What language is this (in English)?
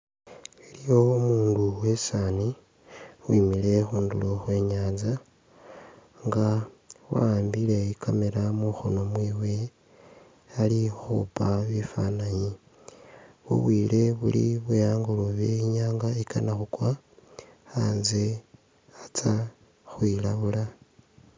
Masaaba